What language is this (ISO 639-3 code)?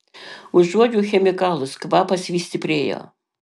lit